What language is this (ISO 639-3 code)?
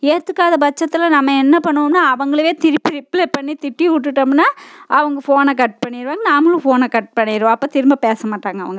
tam